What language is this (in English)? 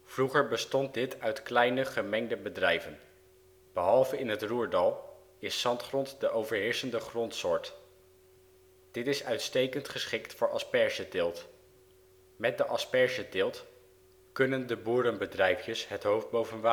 Dutch